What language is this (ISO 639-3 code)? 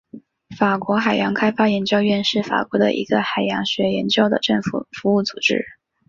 zho